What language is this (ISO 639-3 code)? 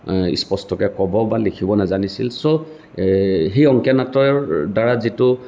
asm